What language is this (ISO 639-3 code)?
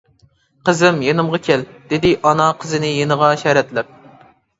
uig